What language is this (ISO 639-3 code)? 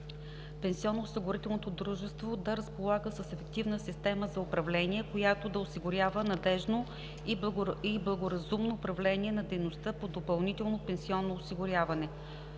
bul